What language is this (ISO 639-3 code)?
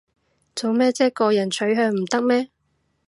yue